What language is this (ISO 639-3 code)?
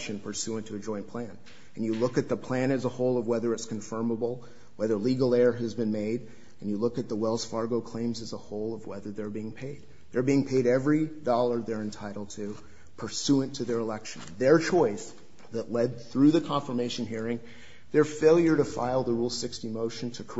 eng